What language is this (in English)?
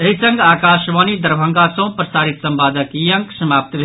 Maithili